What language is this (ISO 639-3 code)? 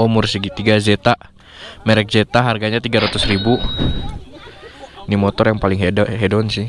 ind